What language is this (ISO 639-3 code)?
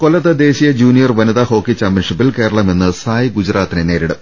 mal